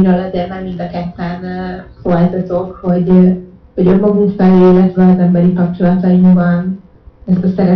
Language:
Hungarian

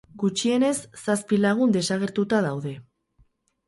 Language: Basque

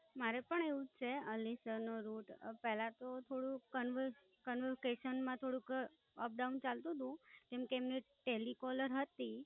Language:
Gujarati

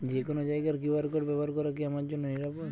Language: Bangla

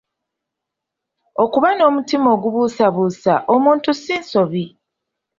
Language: Ganda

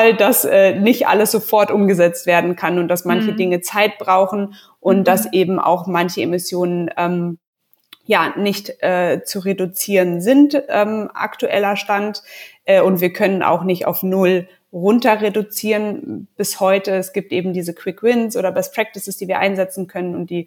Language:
German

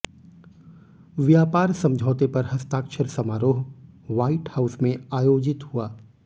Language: Hindi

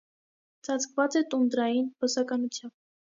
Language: Armenian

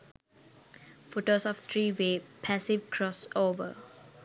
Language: Sinhala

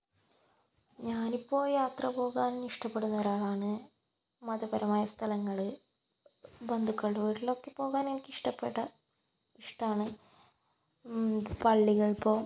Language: Malayalam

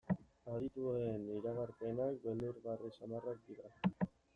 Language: Basque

